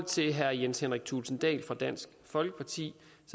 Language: Danish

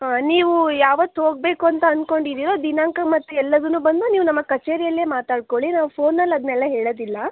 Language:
Kannada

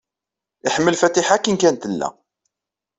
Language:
Kabyle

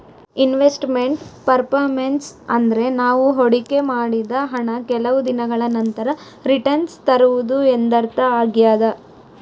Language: Kannada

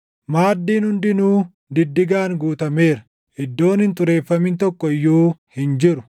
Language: Oromo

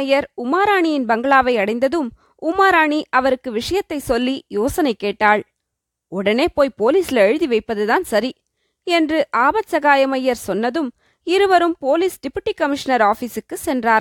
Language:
Tamil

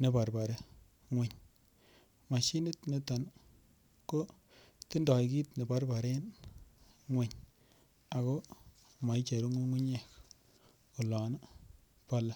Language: Kalenjin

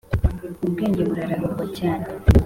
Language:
Kinyarwanda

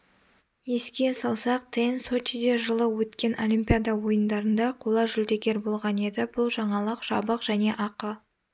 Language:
Kazakh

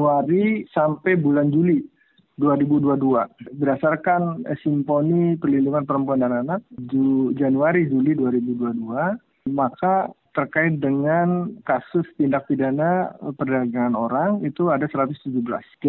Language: Indonesian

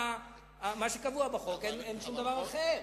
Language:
Hebrew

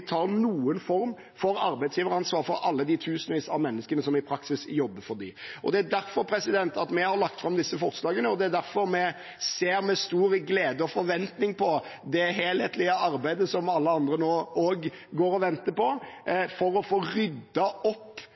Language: Norwegian Bokmål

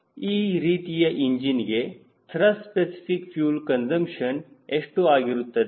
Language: Kannada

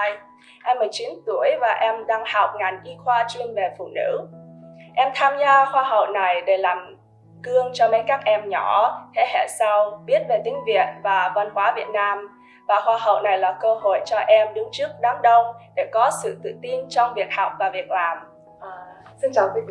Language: English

